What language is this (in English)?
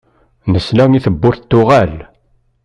Kabyle